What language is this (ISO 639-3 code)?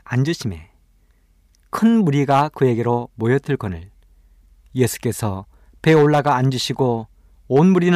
kor